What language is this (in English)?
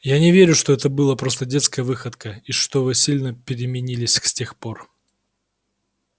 Russian